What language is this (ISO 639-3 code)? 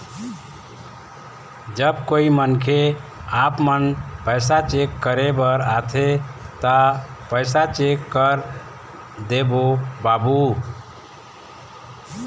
hne